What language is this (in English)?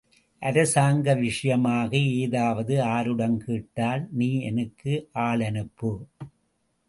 Tamil